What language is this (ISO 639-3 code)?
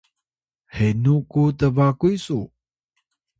tay